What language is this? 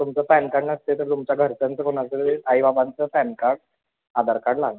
Marathi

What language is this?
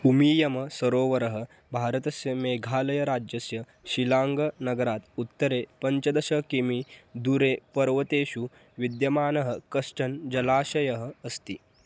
Sanskrit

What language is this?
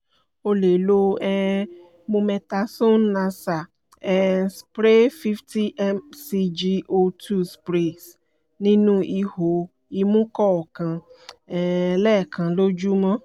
Yoruba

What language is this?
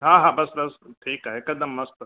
Sindhi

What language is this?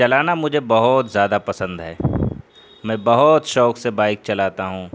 Urdu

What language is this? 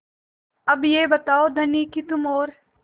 Hindi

